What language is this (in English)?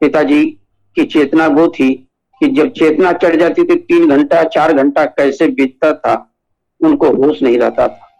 Hindi